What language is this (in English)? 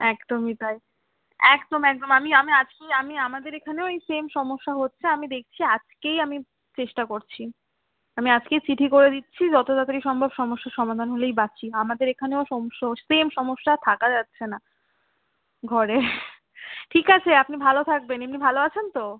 Bangla